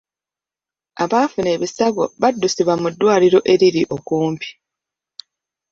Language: Ganda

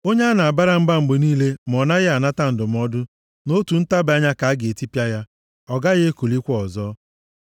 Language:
Igbo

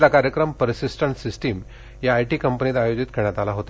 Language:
Marathi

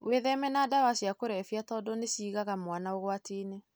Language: Kikuyu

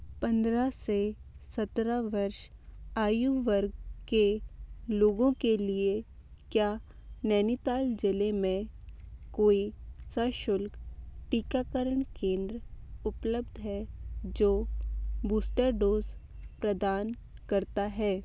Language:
Hindi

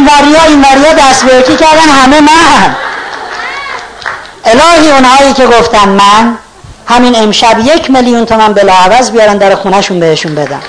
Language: Persian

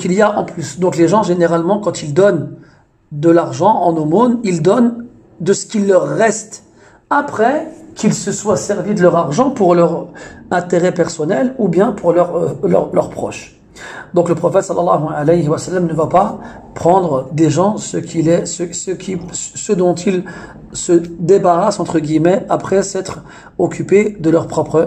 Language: French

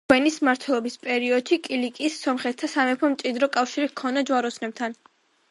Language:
Georgian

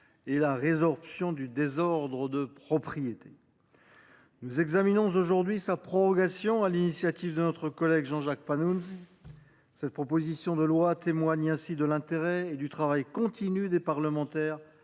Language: French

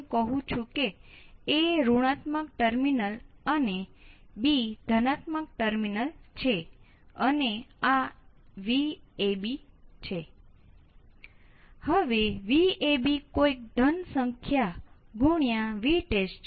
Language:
Gujarati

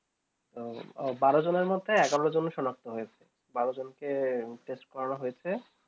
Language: Bangla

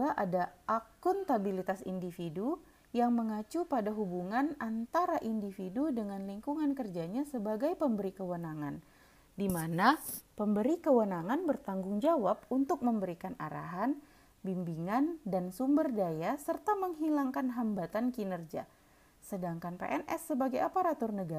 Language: Indonesian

